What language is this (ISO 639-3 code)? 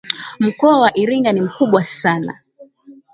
swa